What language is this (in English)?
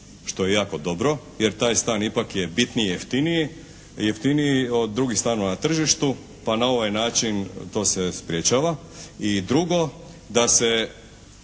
Croatian